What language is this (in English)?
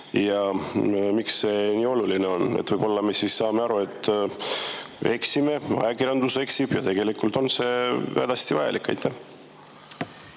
Estonian